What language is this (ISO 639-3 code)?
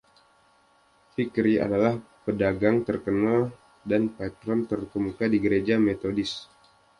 ind